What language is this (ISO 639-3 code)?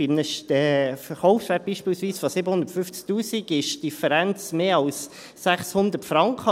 gsw